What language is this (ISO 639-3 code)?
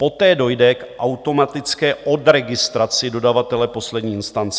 ces